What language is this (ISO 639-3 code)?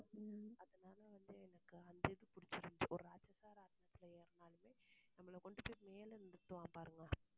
tam